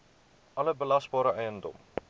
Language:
Afrikaans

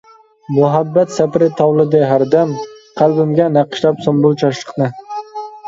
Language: Uyghur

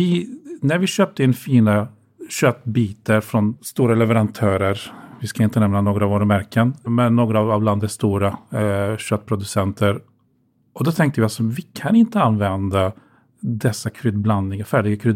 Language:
Swedish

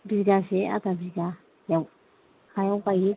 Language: Bodo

